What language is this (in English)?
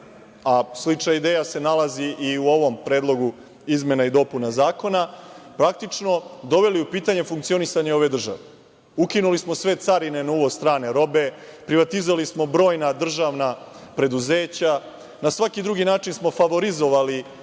Serbian